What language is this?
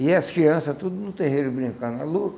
Portuguese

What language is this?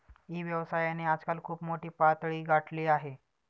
Marathi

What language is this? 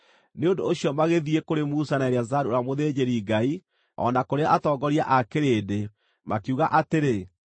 Kikuyu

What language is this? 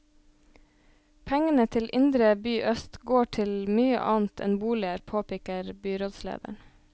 Norwegian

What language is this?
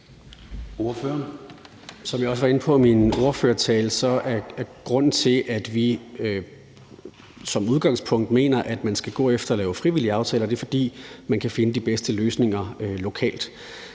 Danish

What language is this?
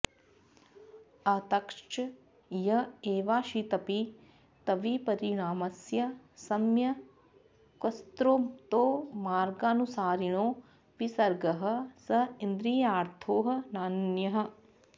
Sanskrit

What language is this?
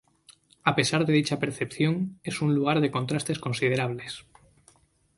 Spanish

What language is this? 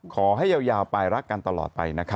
Thai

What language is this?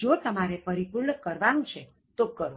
Gujarati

